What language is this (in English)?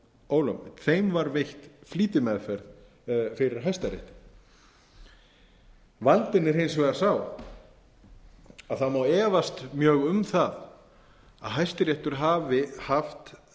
Icelandic